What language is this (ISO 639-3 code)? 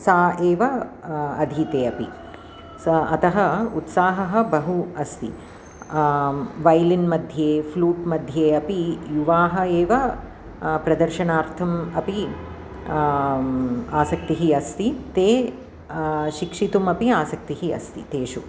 san